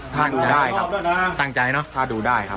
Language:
Thai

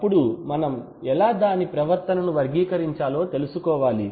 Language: Telugu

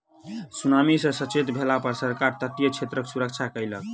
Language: Maithili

